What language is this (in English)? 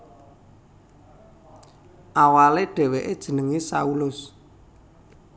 Javanese